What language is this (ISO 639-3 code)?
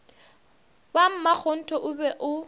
nso